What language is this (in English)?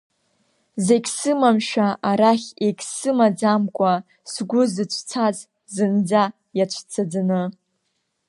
Abkhazian